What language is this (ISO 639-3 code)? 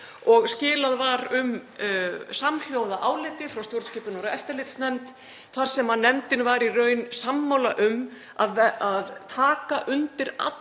isl